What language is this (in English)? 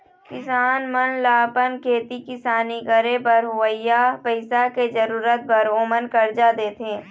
Chhattisgarhi